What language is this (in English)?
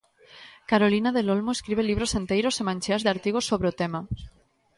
Galician